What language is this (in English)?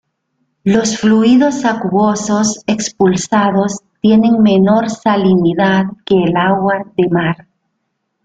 Spanish